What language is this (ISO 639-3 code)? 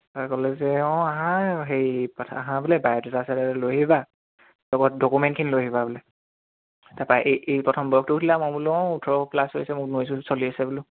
asm